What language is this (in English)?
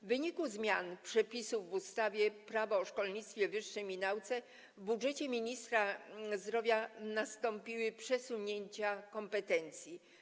Polish